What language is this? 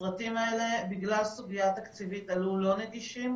Hebrew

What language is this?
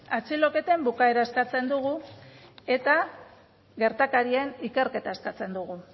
Basque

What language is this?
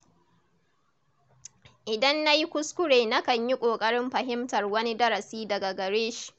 Hausa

